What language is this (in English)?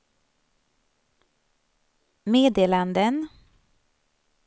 Swedish